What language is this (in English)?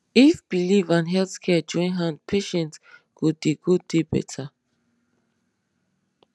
Nigerian Pidgin